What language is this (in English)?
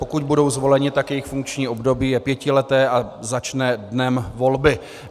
Czech